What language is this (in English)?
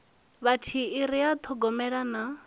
Venda